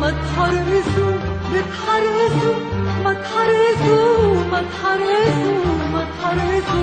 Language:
Arabic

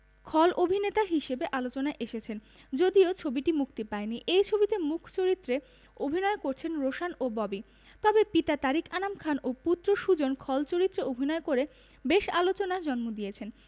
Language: Bangla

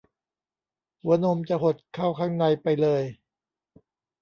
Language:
Thai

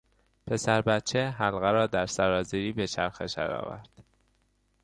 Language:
Persian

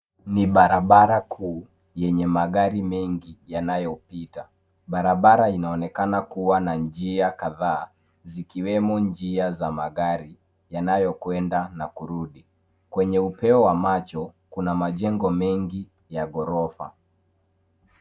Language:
Swahili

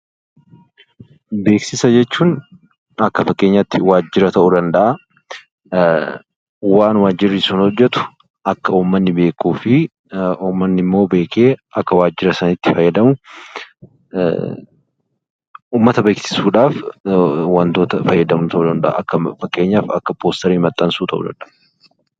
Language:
Oromo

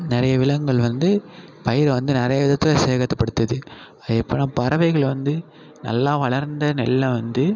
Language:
Tamil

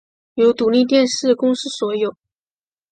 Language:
Chinese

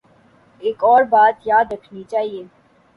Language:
Urdu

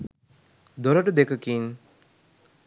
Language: Sinhala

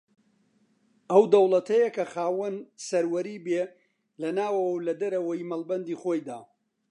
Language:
Central Kurdish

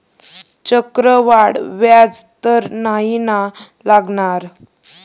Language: Marathi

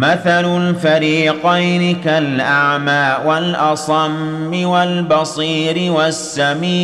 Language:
Arabic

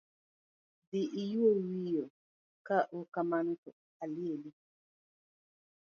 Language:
Luo (Kenya and Tanzania)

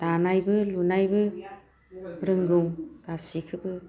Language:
Bodo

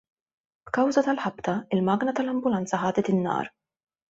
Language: Maltese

